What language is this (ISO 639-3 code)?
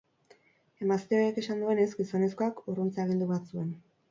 eus